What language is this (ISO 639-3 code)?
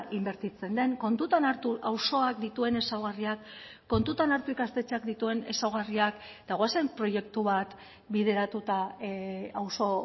eus